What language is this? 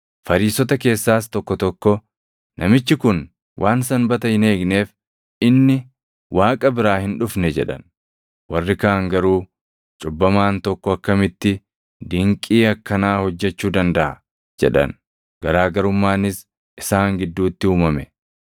Oromo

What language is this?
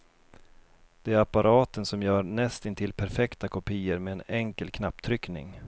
Swedish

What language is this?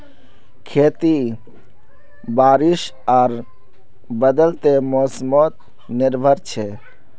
Magahi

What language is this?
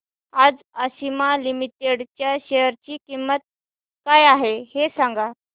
Marathi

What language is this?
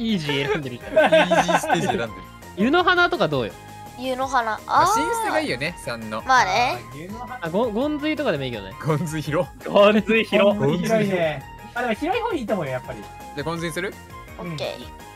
Japanese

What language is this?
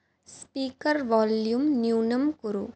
Sanskrit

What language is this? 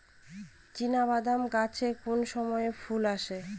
Bangla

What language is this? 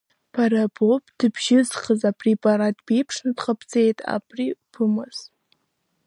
Abkhazian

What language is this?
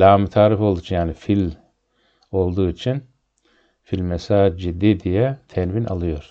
Turkish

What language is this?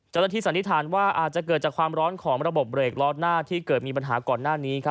Thai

